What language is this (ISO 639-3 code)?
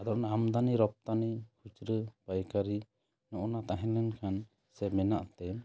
sat